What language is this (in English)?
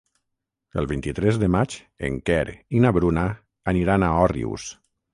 Catalan